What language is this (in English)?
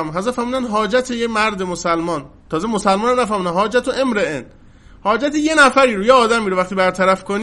Persian